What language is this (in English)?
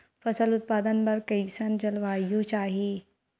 Chhattisgarhi